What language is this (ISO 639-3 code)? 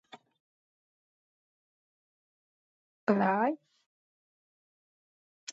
kat